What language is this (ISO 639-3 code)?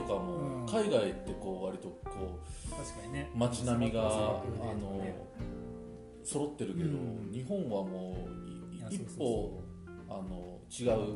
jpn